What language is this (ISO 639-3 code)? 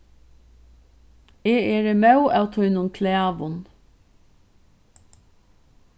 fao